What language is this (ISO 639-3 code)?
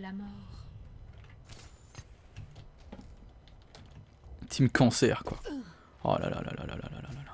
fra